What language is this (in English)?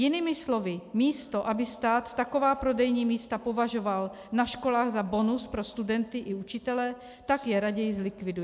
Czech